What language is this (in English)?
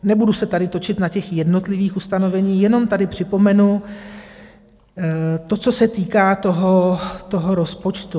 Czech